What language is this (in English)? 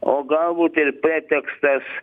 Lithuanian